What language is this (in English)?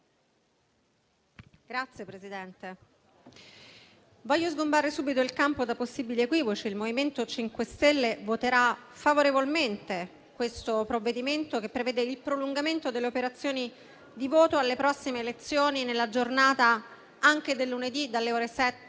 Italian